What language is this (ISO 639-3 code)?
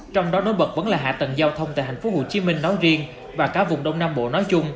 vie